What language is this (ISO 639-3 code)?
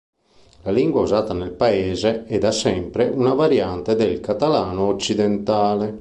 ita